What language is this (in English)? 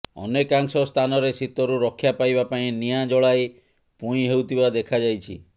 Odia